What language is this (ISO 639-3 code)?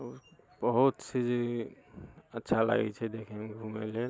mai